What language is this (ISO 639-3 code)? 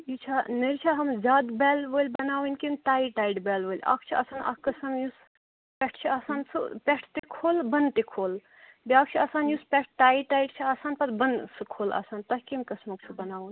kas